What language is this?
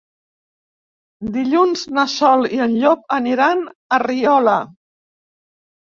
Catalan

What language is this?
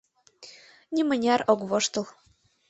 Mari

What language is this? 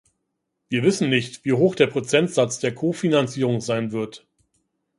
German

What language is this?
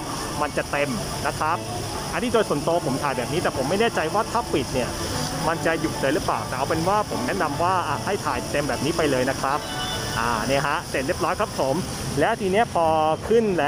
Thai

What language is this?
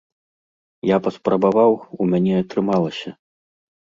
Belarusian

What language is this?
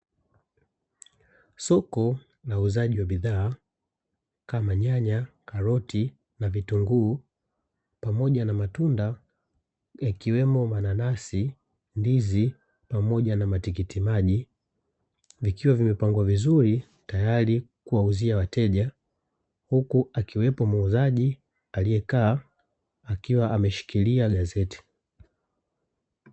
Swahili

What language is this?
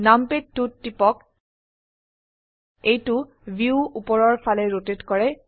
Assamese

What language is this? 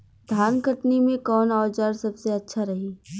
Bhojpuri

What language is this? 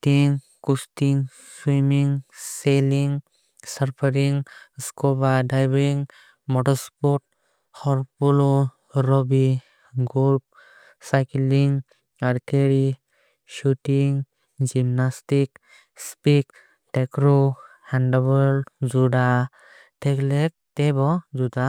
Kok Borok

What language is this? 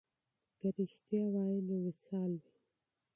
Pashto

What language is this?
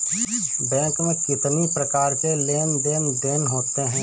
Hindi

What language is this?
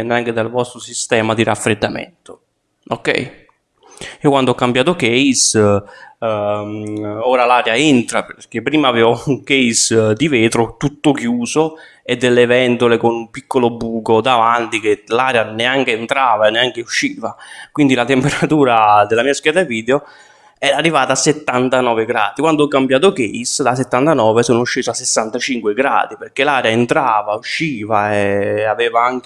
Italian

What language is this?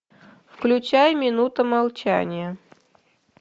Russian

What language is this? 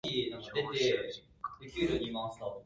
Japanese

